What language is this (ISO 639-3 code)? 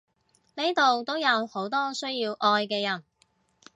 yue